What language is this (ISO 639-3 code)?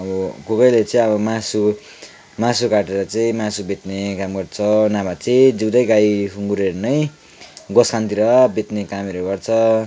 nep